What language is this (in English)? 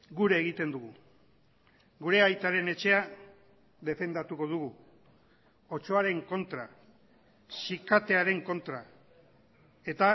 Basque